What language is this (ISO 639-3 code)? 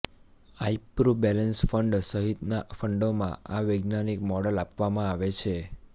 guj